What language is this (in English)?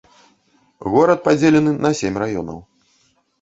Belarusian